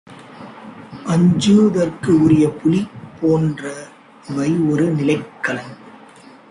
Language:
Tamil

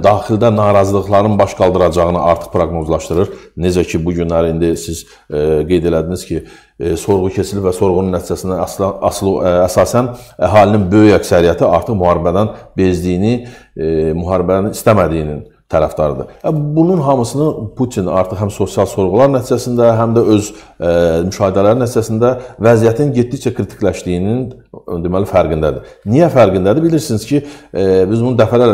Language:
Turkish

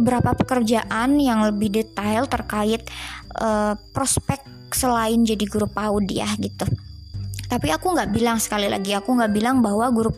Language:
Indonesian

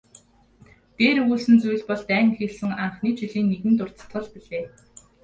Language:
Mongolian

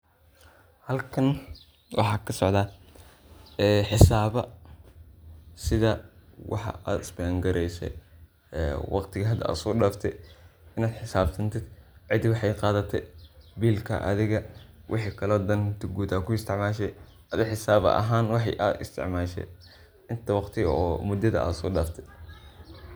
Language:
Somali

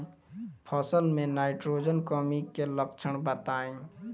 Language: Bhojpuri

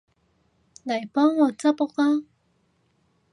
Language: Cantonese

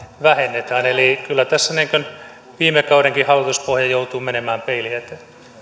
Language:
Finnish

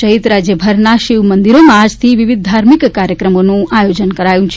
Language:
Gujarati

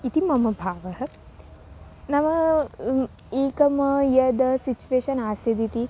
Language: Sanskrit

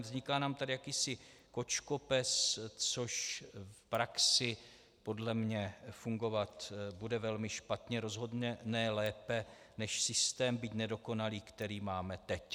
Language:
Czech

